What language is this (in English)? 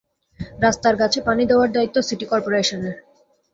Bangla